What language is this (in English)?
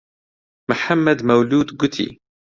Central Kurdish